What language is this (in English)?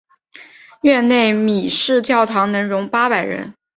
Chinese